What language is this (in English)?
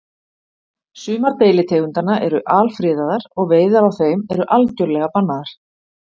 Icelandic